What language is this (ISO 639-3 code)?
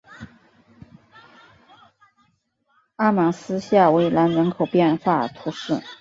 zho